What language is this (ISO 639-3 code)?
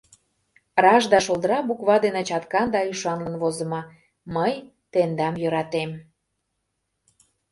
chm